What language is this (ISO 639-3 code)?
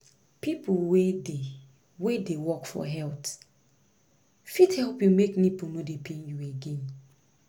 pcm